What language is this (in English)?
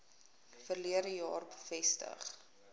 Afrikaans